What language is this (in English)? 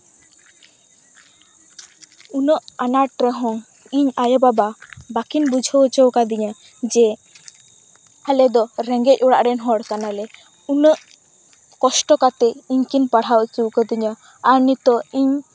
Santali